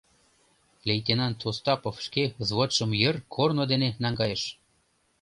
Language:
Mari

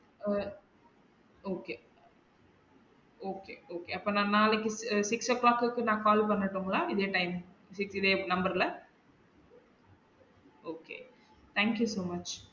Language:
Tamil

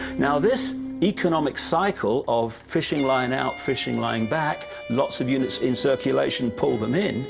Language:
English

